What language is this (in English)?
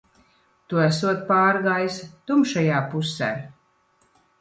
Latvian